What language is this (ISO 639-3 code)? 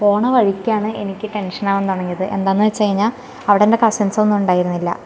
mal